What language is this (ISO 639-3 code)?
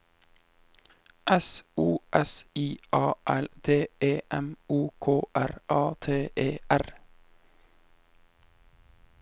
nor